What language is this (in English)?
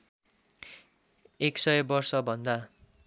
Nepali